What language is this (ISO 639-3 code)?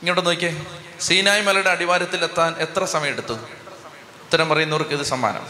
mal